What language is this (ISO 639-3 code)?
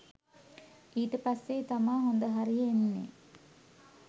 sin